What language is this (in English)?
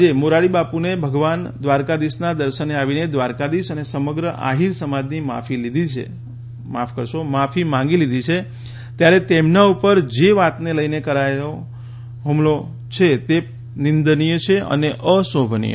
Gujarati